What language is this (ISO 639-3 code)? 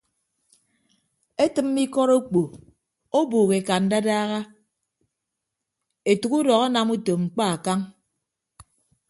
ibb